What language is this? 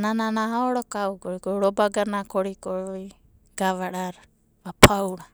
Abadi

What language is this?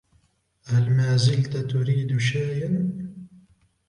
Arabic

